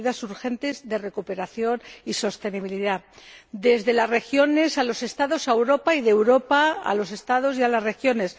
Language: Spanish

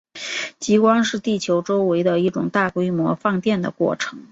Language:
Chinese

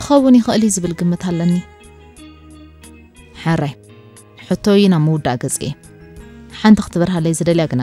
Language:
Arabic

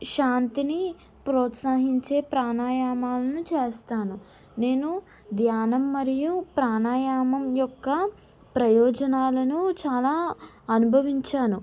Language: Telugu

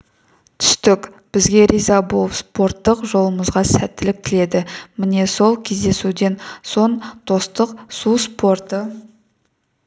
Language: Kazakh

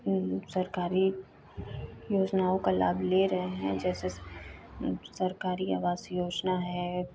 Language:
Hindi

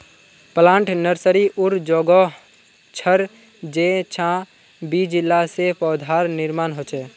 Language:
Magahi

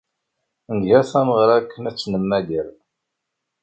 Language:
Kabyle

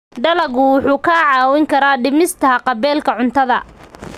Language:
Somali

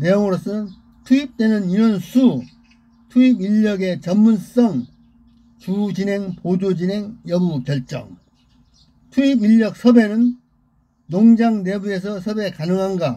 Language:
Korean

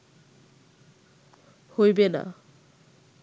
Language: Bangla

